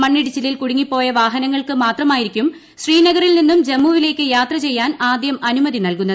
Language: Malayalam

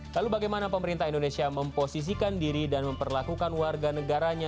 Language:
Indonesian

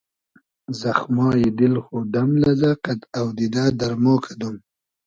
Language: Hazaragi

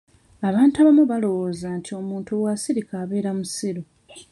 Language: Ganda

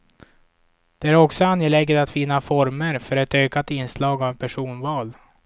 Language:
Swedish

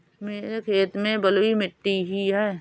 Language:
Hindi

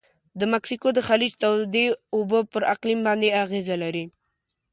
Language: Pashto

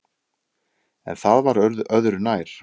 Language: Icelandic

